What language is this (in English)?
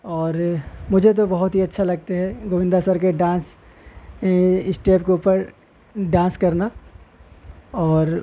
Urdu